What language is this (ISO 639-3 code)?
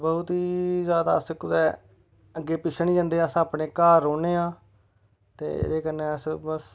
doi